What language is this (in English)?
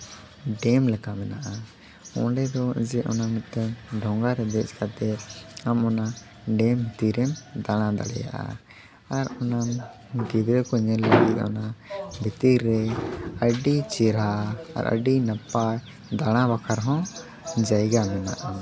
Santali